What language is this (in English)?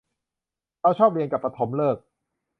Thai